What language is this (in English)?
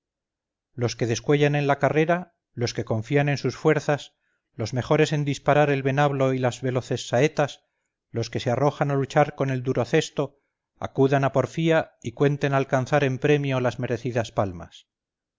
Spanish